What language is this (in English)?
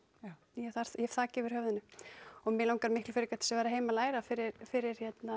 Icelandic